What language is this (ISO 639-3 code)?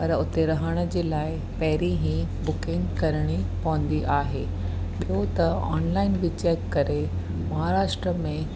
snd